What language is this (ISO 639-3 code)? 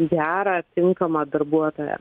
lit